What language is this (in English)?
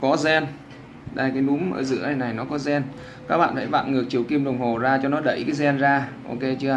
Vietnamese